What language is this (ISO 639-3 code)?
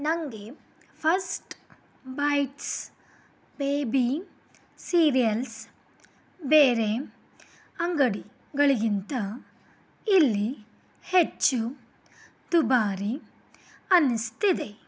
kan